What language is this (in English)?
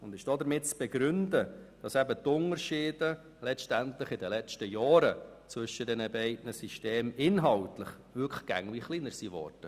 Swiss German